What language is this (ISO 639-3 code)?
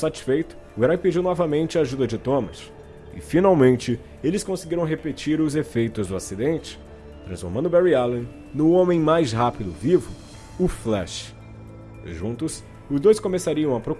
por